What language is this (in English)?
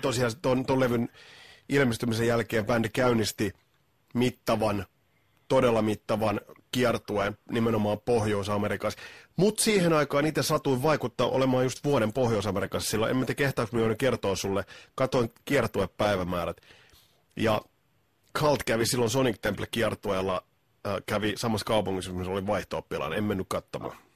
Finnish